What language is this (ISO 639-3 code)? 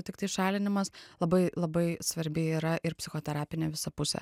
lit